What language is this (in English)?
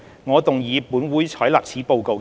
Cantonese